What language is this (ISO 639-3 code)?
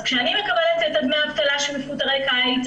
heb